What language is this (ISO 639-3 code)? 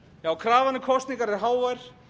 isl